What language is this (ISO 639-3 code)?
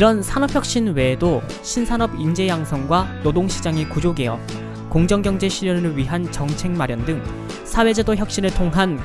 kor